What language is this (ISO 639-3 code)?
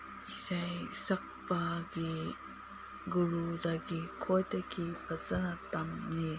mni